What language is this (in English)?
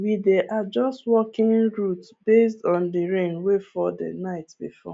Nigerian Pidgin